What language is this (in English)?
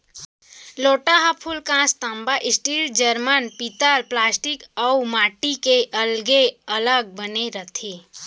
Chhattisgarhi